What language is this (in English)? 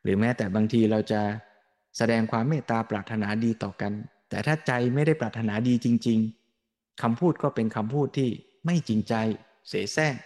Thai